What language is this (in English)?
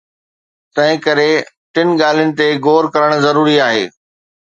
Sindhi